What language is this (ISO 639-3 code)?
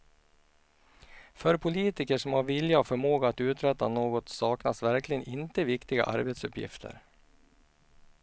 swe